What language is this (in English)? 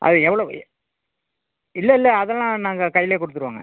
Tamil